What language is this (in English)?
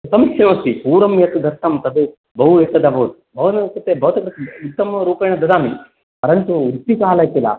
Sanskrit